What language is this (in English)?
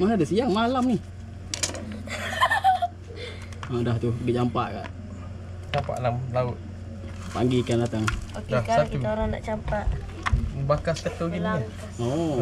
Malay